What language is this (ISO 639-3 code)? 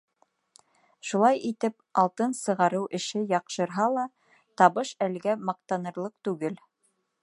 bak